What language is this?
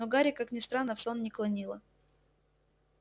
Russian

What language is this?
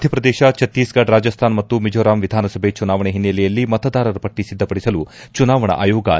Kannada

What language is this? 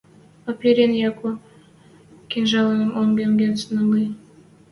Western Mari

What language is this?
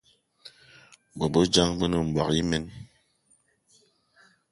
Eton (Cameroon)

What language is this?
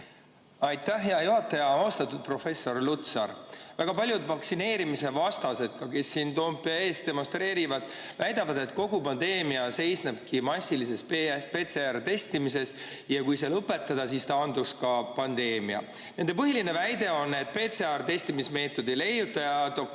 Estonian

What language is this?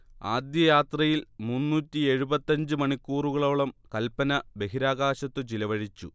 Malayalam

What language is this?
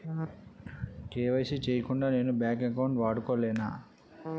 Telugu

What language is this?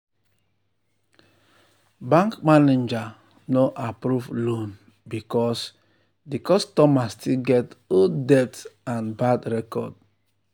Nigerian Pidgin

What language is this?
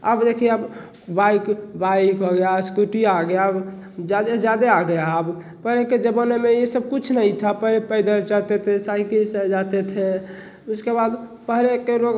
Hindi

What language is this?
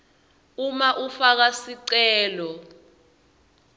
Swati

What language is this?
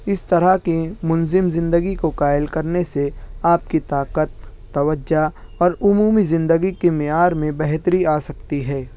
Urdu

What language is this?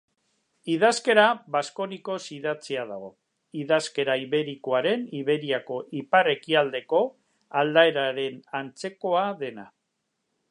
Basque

